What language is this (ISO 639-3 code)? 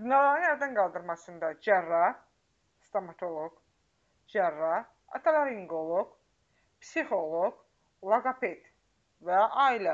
tur